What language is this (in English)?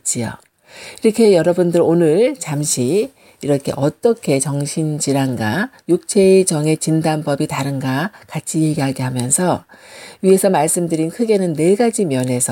Korean